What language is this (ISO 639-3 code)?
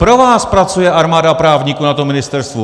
ces